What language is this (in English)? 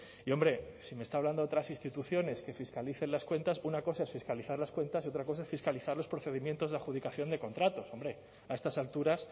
Spanish